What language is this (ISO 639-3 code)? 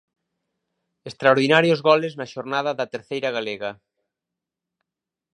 glg